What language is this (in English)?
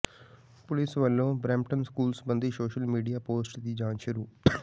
Punjabi